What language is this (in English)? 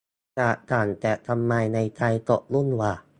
Thai